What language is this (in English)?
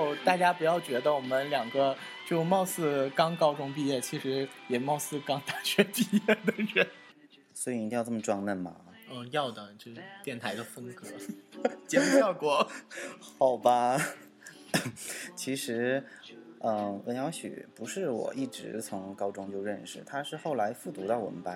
Chinese